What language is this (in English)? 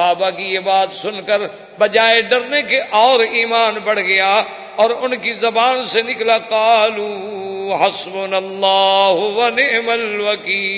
Urdu